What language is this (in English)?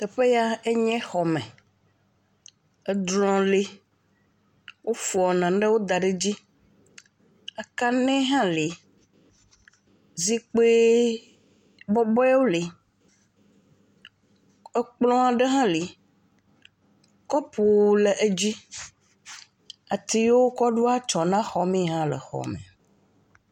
Ewe